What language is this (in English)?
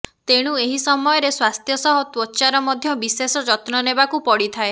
Odia